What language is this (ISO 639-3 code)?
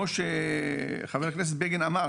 heb